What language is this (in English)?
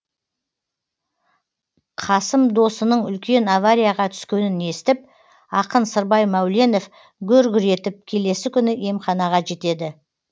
Kazakh